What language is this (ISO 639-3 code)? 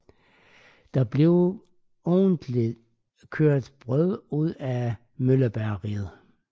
dan